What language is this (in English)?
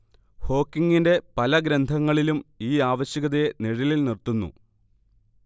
Malayalam